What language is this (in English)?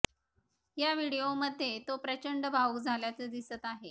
Marathi